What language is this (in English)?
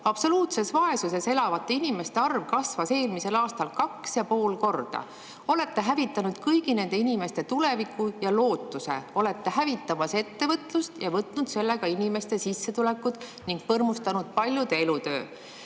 Estonian